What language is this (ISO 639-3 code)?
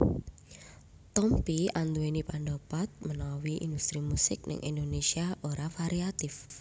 jav